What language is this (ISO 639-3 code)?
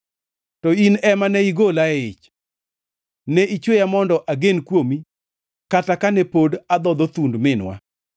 luo